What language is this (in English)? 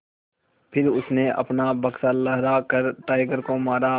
Hindi